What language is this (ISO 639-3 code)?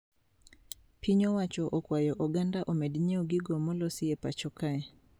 luo